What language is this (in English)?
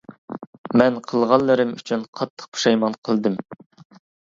Uyghur